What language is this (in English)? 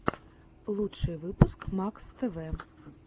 Russian